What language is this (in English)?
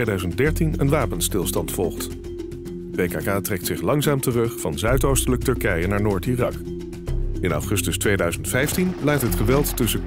Dutch